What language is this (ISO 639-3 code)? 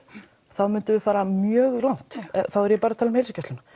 isl